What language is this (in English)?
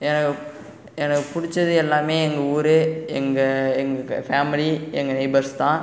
Tamil